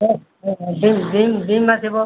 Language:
Odia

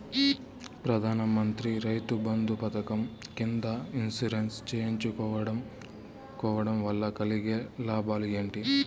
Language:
Telugu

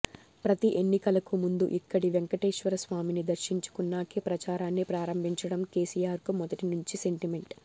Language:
Telugu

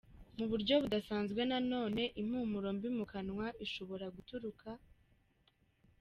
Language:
Kinyarwanda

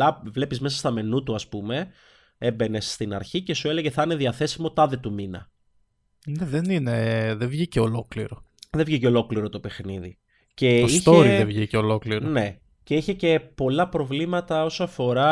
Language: Greek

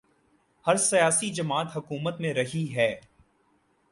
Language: Urdu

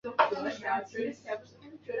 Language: Chinese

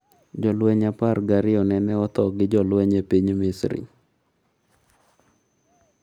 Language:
Luo (Kenya and Tanzania)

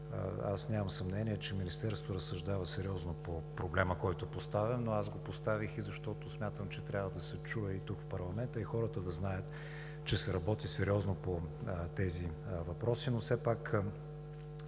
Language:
Bulgarian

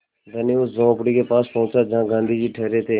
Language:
Hindi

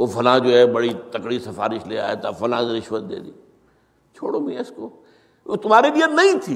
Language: Urdu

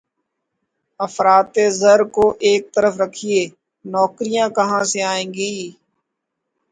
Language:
Urdu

